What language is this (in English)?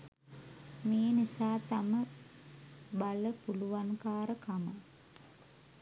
Sinhala